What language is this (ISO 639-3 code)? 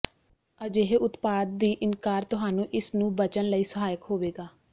pan